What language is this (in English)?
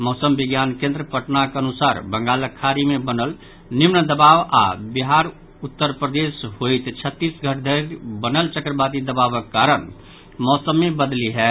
Maithili